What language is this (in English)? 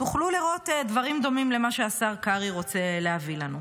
Hebrew